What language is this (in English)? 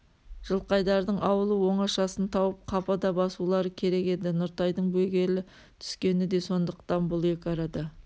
Kazakh